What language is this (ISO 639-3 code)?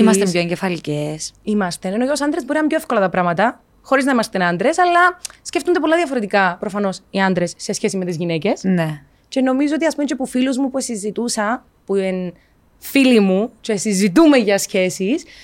ell